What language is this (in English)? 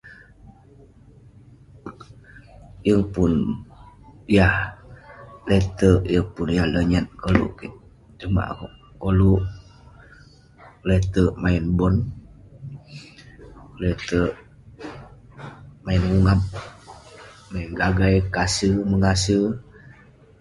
Western Penan